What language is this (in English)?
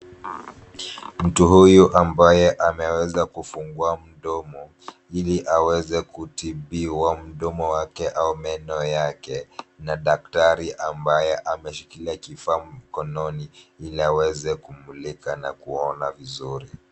Swahili